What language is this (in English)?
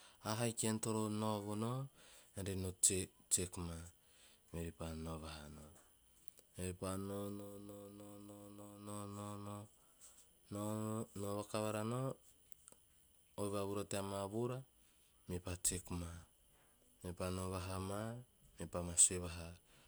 Teop